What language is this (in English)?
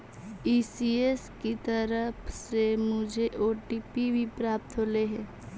Magahi